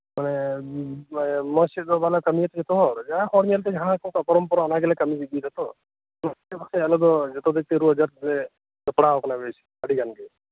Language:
Santali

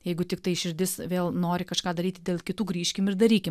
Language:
Lithuanian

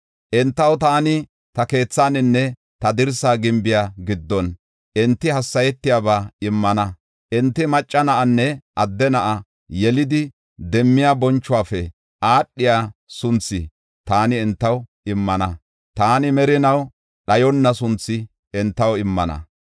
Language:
Gofa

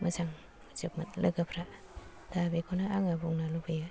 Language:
Bodo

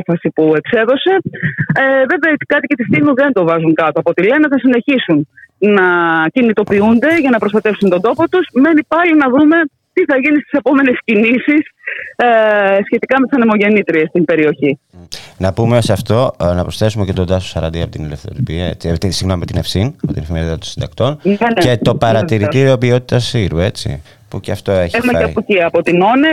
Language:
Greek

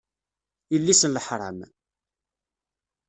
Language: Kabyle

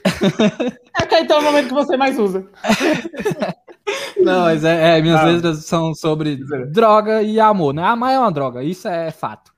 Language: Portuguese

